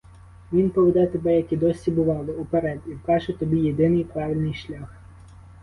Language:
Ukrainian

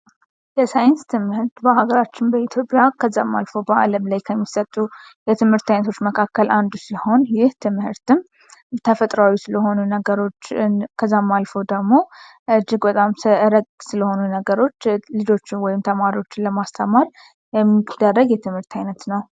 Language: Amharic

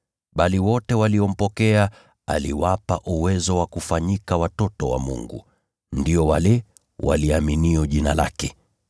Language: Swahili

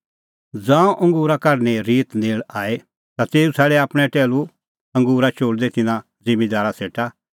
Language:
Kullu Pahari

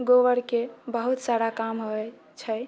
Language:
Maithili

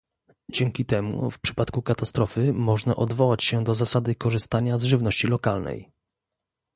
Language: Polish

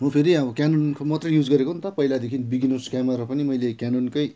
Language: Nepali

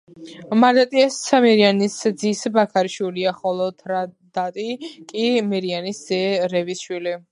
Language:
Georgian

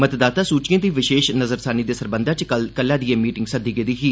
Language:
Dogri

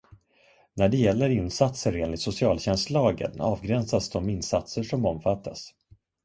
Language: Swedish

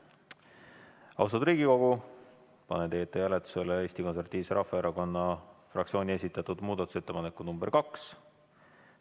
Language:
Estonian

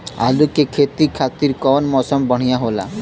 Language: Bhojpuri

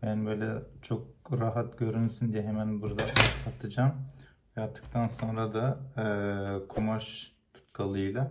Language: Turkish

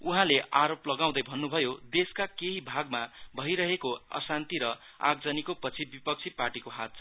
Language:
Nepali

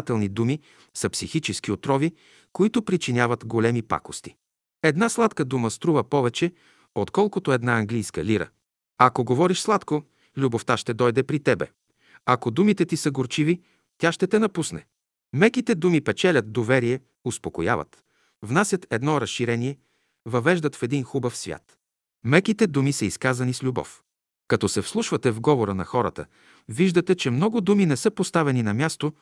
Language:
Bulgarian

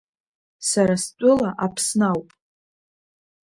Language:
Abkhazian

